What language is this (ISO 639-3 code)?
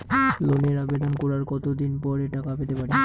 ben